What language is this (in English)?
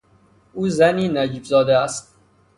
Persian